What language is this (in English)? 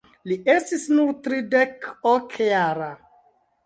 Esperanto